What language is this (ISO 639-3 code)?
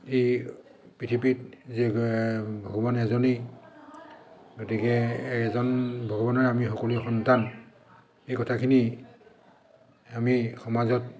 asm